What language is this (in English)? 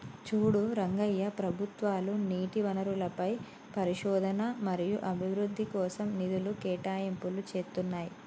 Telugu